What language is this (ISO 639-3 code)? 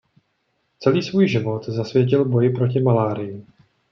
ces